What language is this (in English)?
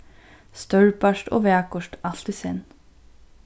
Faroese